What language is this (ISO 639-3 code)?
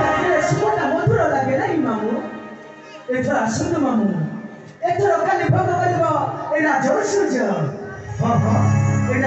ara